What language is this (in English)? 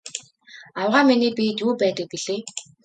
Mongolian